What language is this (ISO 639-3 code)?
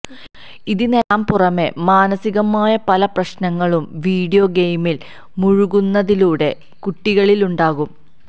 mal